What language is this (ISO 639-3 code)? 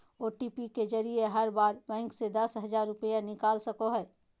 mag